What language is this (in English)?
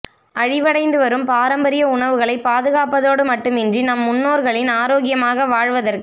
Tamil